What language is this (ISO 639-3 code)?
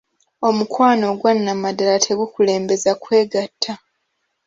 lug